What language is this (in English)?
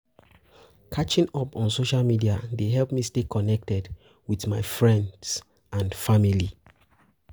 Nigerian Pidgin